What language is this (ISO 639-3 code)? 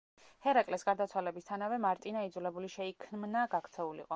kat